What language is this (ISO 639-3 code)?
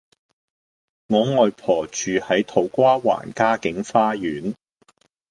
yue